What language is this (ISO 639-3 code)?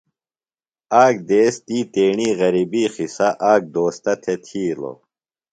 phl